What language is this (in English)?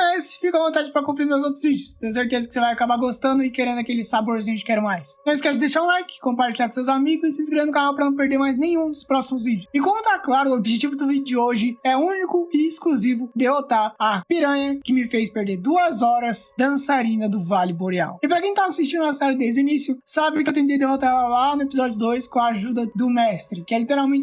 Portuguese